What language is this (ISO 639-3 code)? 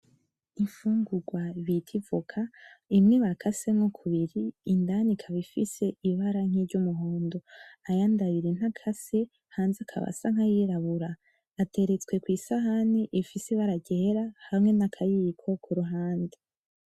run